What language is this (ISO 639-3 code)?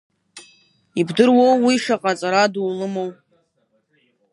abk